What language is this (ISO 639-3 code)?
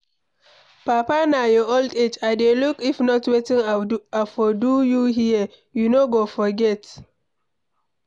pcm